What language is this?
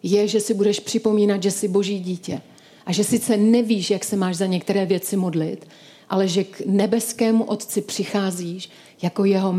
Czech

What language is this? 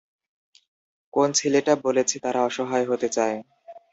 Bangla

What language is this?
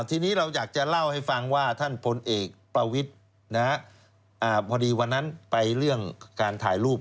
Thai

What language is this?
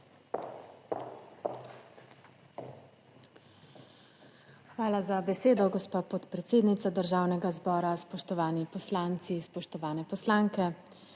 Slovenian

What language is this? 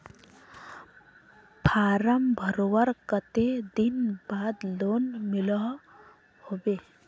Magahi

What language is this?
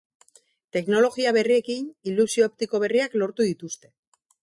Basque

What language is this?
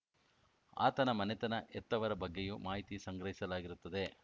Kannada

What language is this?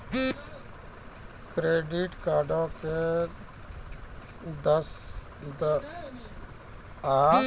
Maithili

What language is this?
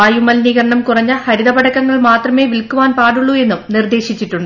Malayalam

